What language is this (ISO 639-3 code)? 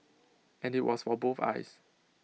eng